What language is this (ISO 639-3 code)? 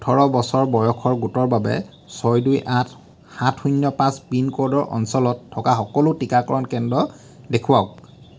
asm